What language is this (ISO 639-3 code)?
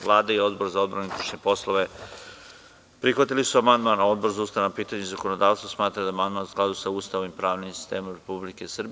srp